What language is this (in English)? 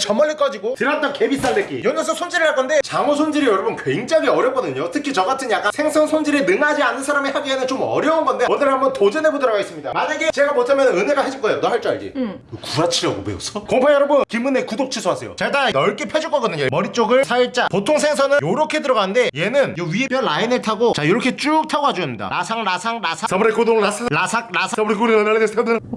Korean